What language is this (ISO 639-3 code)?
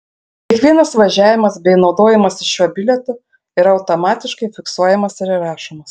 lit